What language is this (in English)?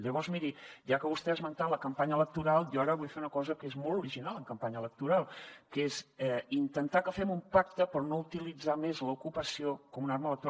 Catalan